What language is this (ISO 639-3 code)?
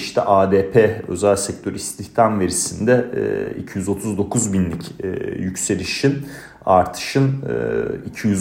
tur